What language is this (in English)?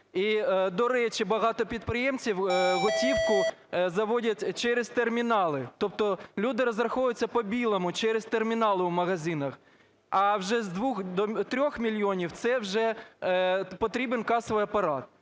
Ukrainian